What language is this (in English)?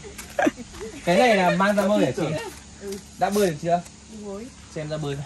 Vietnamese